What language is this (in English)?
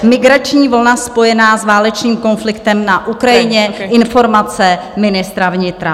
Czech